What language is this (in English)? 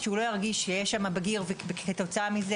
Hebrew